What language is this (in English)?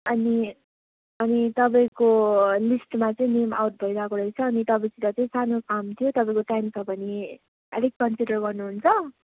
Nepali